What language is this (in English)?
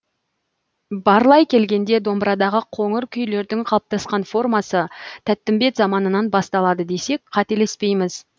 Kazakh